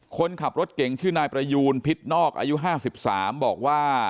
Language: Thai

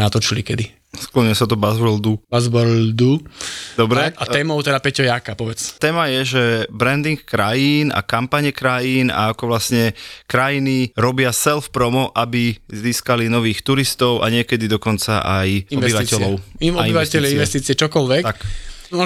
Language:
Slovak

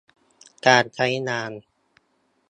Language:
Thai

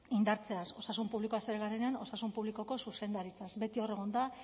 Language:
Basque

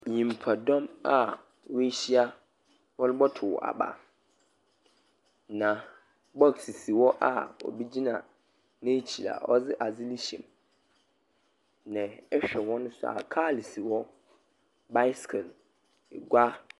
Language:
Akan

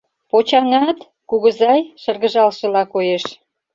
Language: Mari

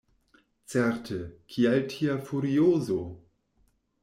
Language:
Esperanto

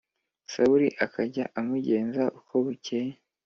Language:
Kinyarwanda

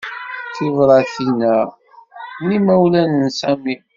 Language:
Kabyle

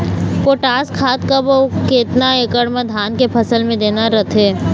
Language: Chhattisgarhi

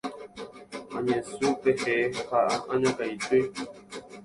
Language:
Guarani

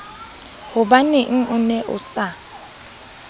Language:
Southern Sotho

